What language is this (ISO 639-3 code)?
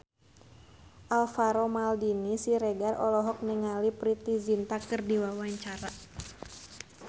sun